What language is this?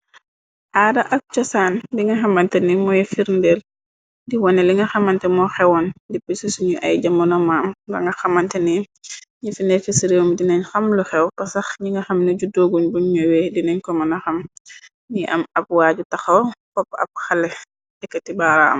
Wolof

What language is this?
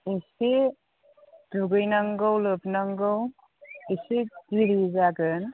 Bodo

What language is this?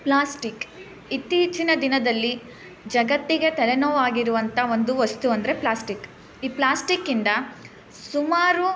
Kannada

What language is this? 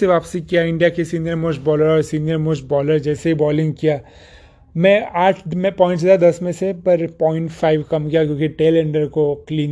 Hindi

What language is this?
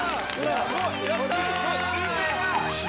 Japanese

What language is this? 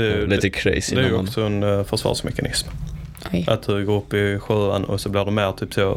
Swedish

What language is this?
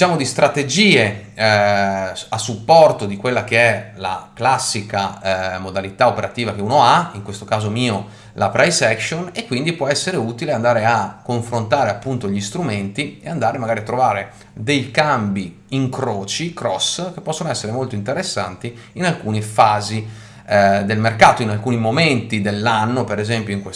Italian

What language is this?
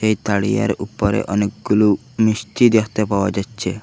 Bangla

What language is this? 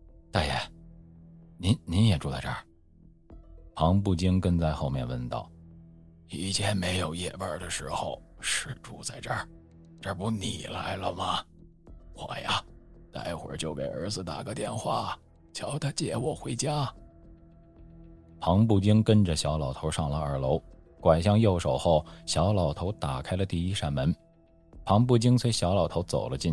Chinese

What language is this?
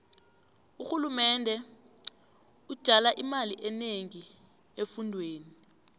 South Ndebele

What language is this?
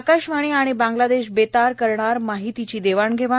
Marathi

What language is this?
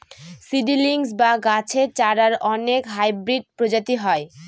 Bangla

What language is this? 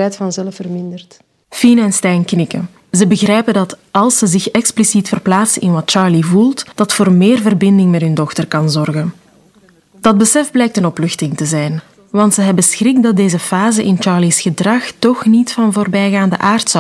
Dutch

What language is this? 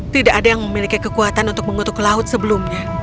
Indonesian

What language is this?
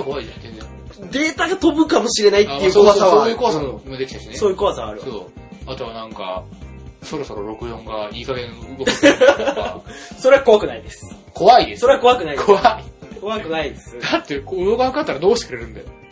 Japanese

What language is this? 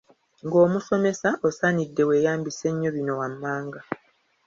Ganda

